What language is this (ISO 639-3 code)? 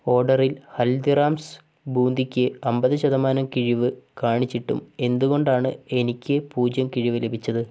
mal